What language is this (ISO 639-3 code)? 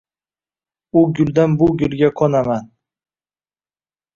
uzb